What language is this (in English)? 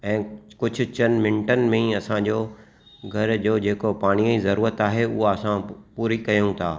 Sindhi